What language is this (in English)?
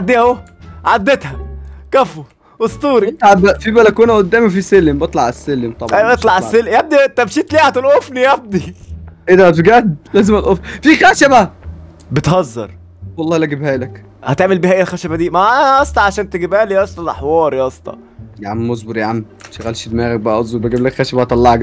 Arabic